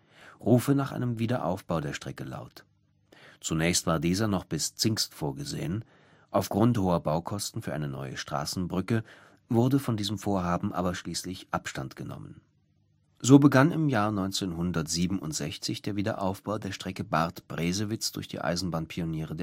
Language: German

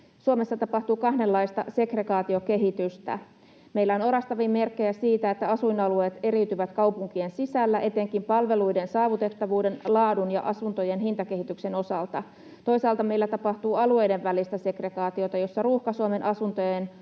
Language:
Finnish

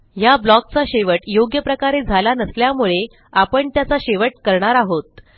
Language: Marathi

